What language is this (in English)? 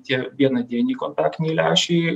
Lithuanian